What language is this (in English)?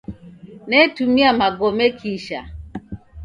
Taita